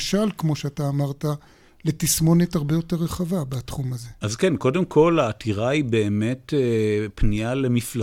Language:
Hebrew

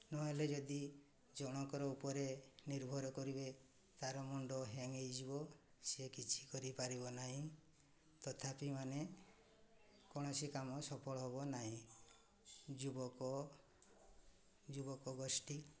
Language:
Odia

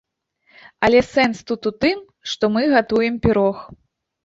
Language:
Belarusian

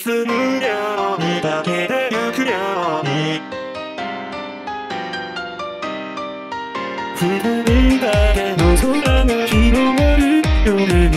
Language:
English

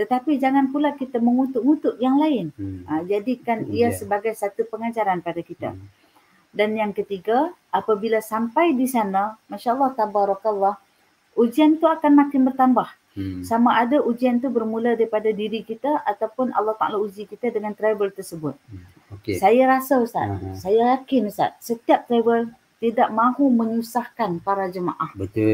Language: Malay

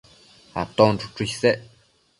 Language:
Matsés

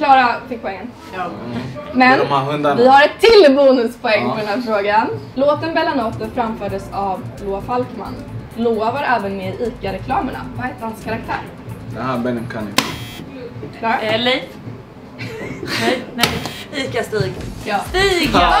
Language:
Swedish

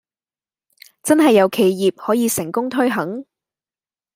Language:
Cantonese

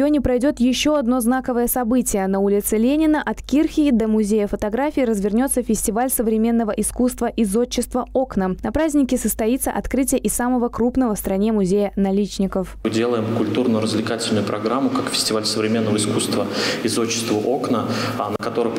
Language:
Russian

